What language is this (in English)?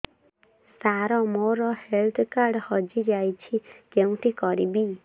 Odia